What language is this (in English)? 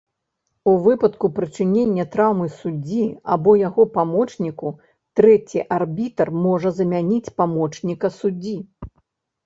Belarusian